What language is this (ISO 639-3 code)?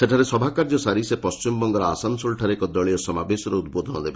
ori